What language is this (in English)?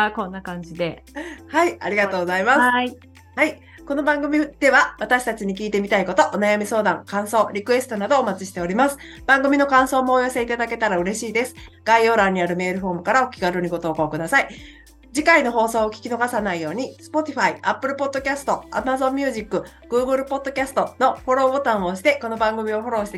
Japanese